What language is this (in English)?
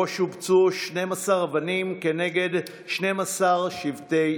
Hebrew